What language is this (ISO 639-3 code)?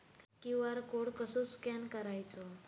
mar